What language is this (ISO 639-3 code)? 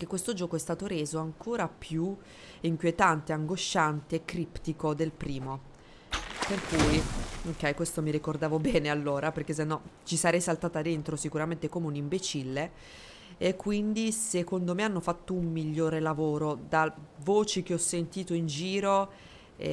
ita